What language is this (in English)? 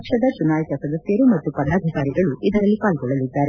Kannada